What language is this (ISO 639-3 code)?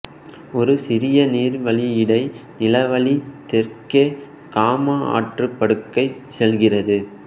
tam